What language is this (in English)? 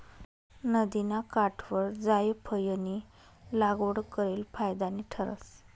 Marathi